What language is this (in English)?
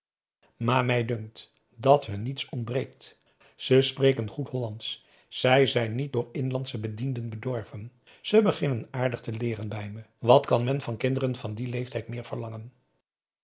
Dutch